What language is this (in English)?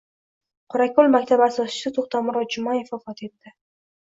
Uzbek